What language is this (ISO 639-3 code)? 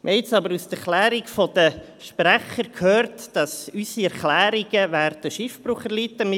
gsw